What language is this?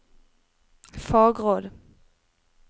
Norwegian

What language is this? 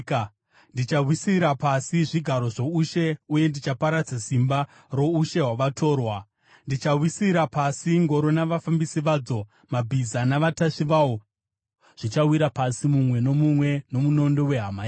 Shona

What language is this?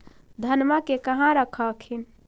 Magahi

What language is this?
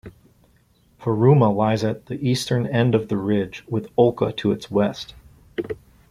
English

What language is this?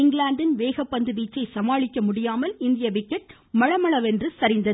Tamil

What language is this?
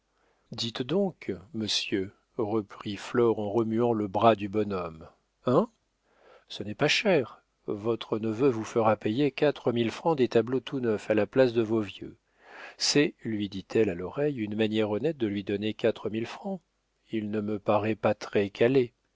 French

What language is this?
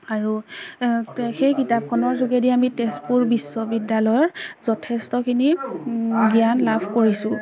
Assamese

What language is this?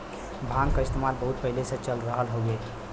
Bhojpuri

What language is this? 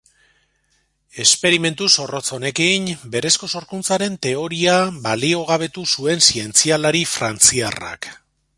Basque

